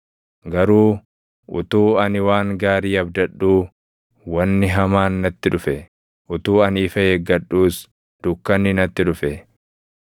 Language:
Oromo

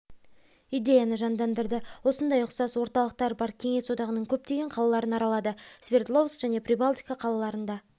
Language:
Kazakh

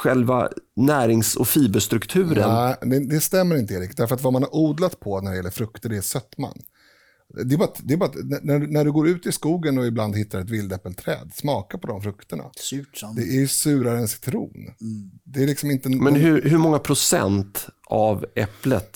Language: Swedish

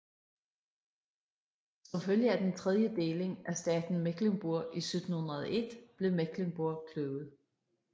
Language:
Danish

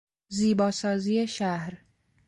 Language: Persian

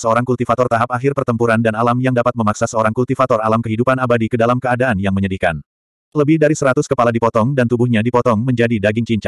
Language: Indonesian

